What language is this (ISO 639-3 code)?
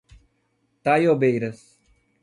por